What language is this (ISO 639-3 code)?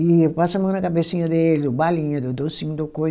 por